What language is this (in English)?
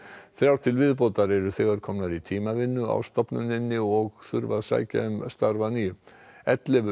Icelandic